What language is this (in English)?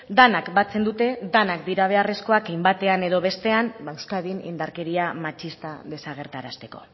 Basque